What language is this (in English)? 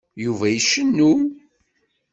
Kabyle